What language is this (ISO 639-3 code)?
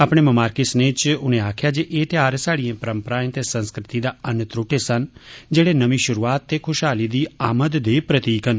doi